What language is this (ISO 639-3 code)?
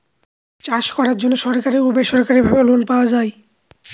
ben